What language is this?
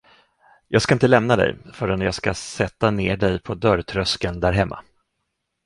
Swedish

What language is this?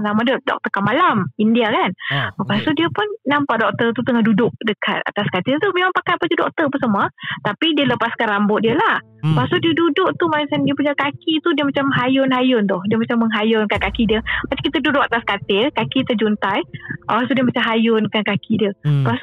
Malay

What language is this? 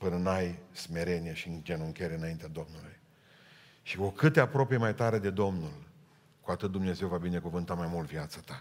Romanian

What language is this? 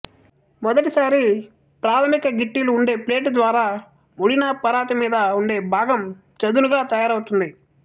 Telugu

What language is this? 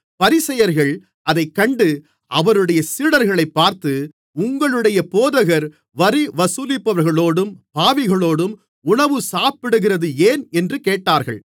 Tamil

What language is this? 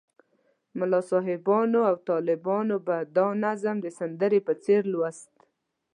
Pashto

